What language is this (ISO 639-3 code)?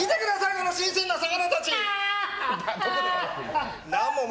jpn